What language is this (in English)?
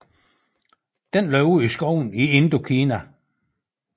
Danish